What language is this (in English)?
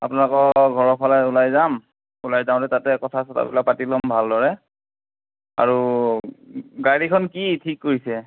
Assamese